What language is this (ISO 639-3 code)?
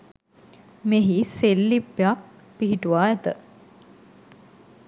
sin